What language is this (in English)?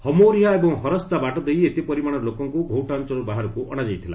Odia